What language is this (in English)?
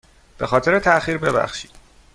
Persian